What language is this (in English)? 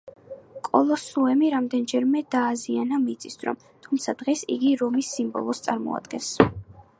Georgian